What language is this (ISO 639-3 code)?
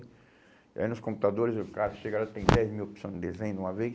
por